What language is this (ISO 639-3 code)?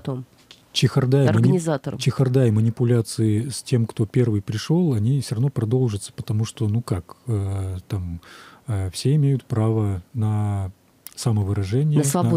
rus